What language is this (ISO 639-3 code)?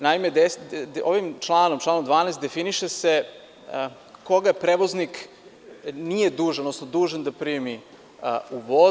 srp